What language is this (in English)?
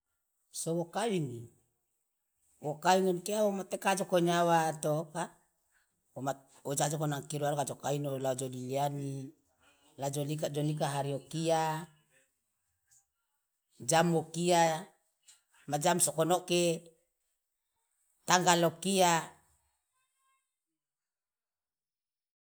Loloda